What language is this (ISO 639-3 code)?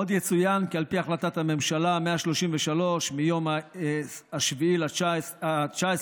heb